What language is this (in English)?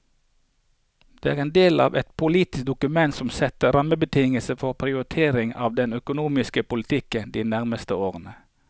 Norwegian